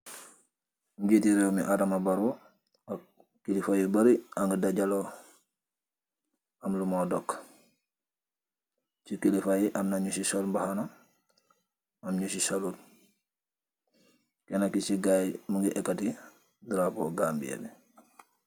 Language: Wolof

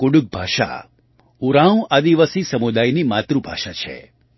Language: Gujarati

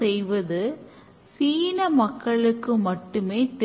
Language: Tamil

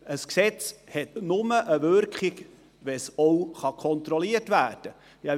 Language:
Swiss German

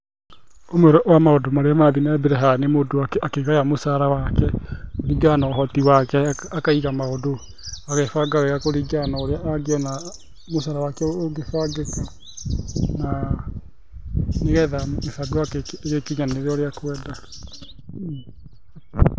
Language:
Kikuyu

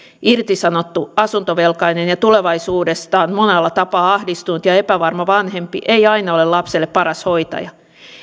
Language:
Finnish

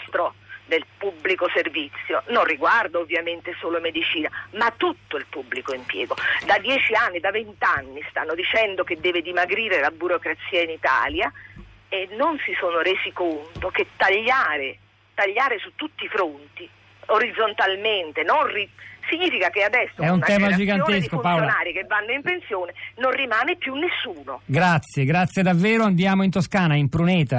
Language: Italian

